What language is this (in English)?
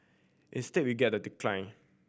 English